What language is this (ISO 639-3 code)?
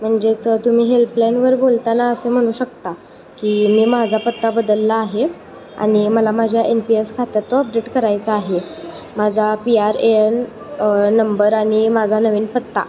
mar